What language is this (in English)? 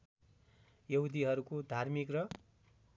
Nepali